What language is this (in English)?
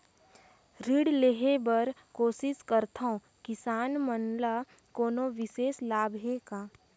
Chhattisgarhi